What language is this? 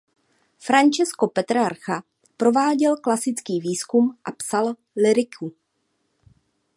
Czech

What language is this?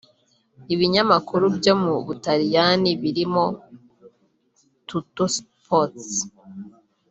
Kinyarwanda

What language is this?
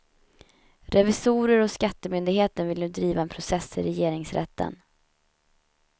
Swedish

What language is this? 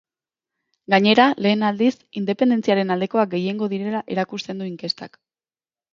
Basque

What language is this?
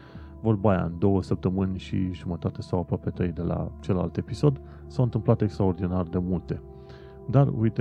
Romanian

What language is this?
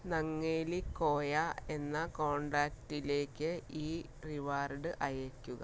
Malayalam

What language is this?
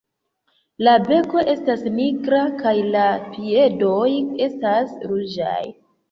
Esperanto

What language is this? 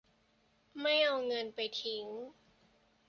Thai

